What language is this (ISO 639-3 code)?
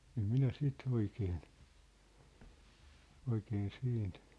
fin